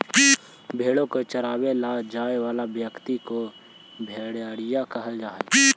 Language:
Magahi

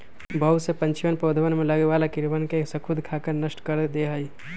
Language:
Magahi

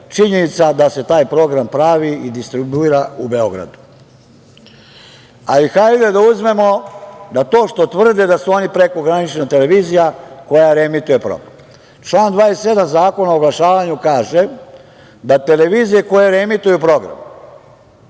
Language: Serbian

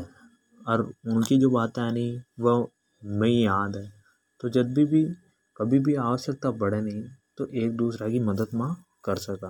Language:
Hadothi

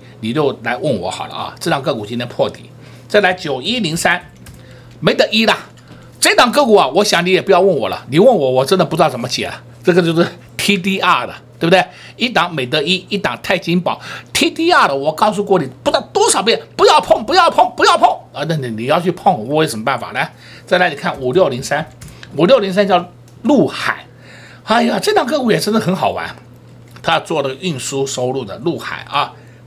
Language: Chinese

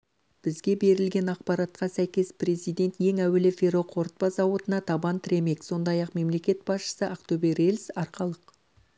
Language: Kazakh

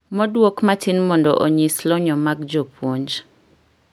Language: Luo (Kenya and Tanzania)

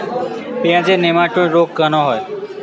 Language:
Bangla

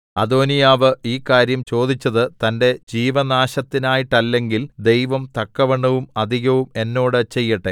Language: Malayalam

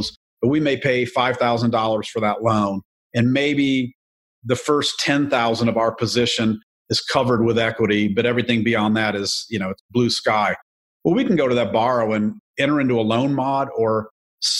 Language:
English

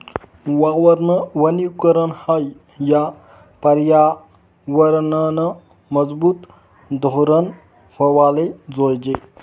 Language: Marathi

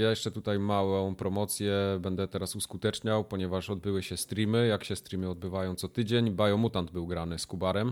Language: Polish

